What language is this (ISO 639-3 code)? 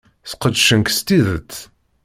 kab